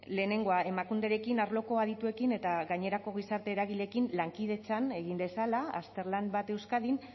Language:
Basque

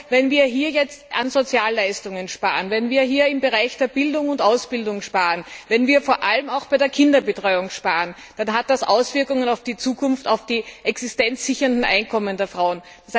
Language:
German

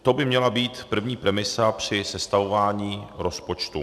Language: Czech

